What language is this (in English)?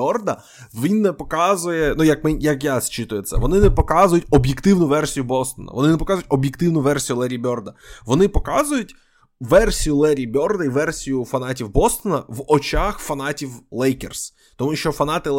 Ukrainian